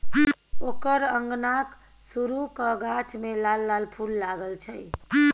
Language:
Maithili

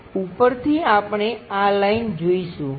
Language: Gujarati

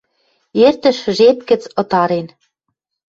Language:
Western Mari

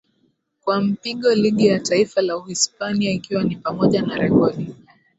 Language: Swahili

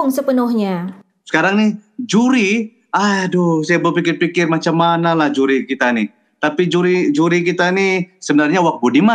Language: Malay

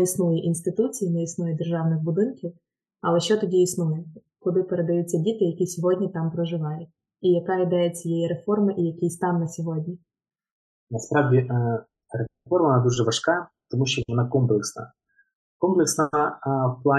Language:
Ukrainian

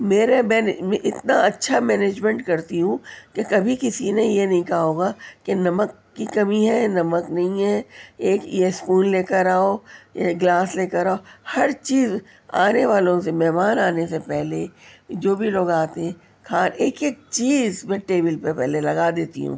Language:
Urdu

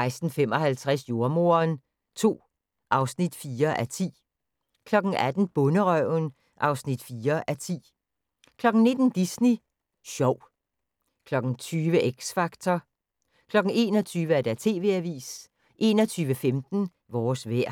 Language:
Danish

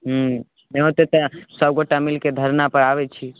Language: Maithili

